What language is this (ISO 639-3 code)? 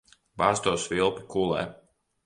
lav